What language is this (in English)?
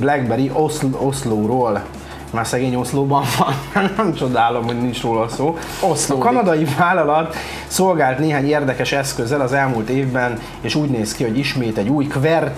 Hungarian